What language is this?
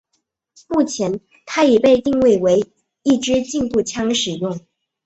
Chinese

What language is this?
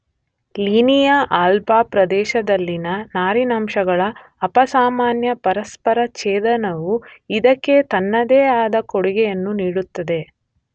Kannada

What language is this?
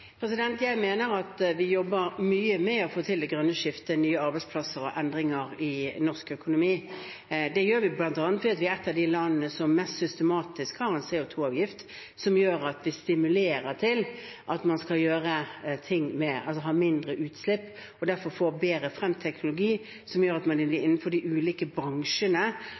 Norwegian Bokmål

